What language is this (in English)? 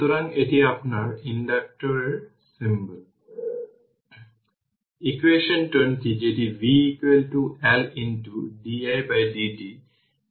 Bangla